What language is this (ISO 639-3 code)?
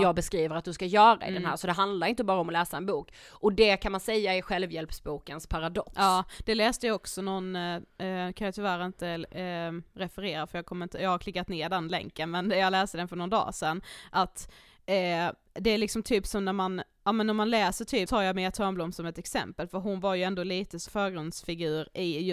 swe